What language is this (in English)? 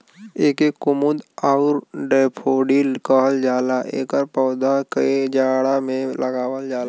Bhojpuri